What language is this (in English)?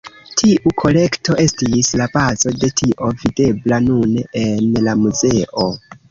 Esperanto